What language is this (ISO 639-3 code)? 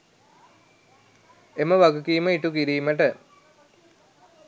sin